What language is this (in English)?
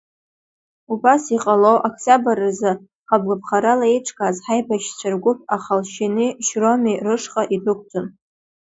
Abkhazian